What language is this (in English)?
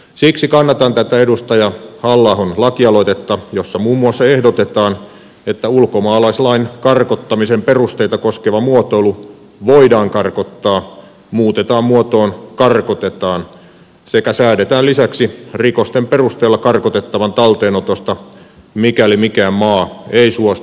Finnish